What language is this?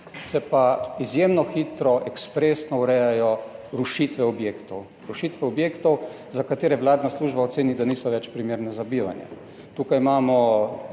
Slovenian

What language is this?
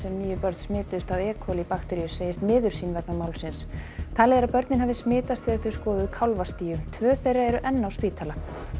Icelandic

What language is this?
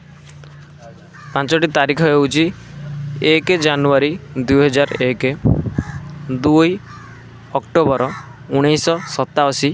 Odia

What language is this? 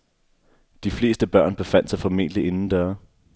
Danish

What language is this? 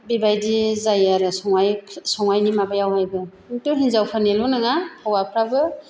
Bodo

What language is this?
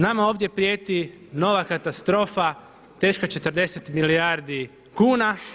Croatian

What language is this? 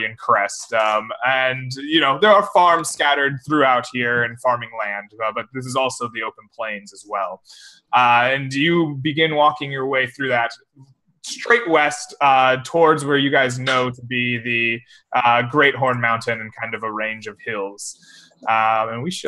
English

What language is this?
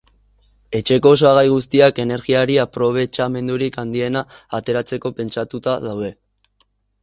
Basque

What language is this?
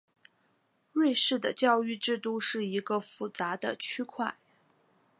Chinese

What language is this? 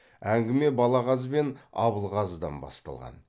Kazakh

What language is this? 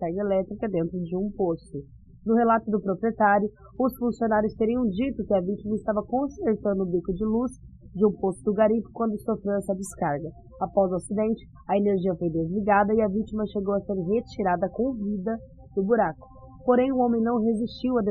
Portuguese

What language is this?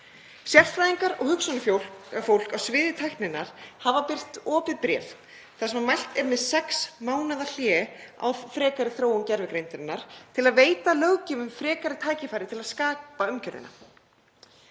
Icelandic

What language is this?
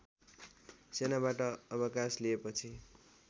Nepali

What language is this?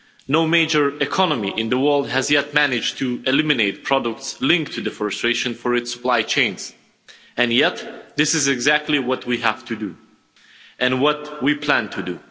English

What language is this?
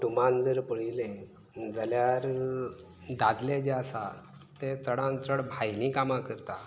Konkani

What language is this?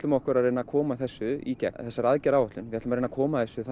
Icelandic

